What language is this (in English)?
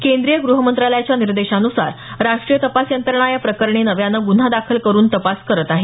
Marathi